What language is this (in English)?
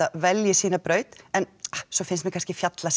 Icelandic